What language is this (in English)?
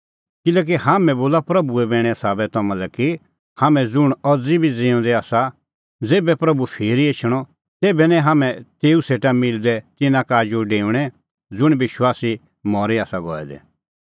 Kullu Pahari